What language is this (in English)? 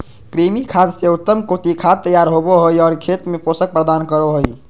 Magahi